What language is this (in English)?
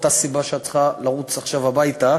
Hebrew